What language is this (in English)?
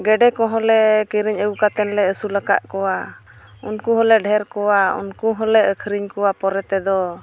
Santali